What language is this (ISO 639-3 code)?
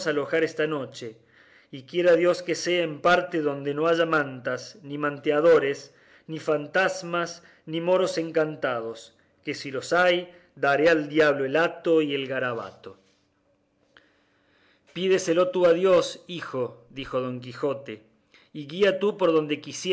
spa